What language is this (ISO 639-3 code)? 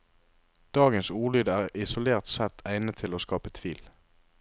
nor